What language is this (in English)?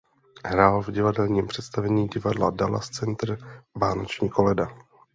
Czech